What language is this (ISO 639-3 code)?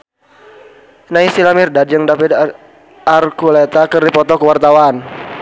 sun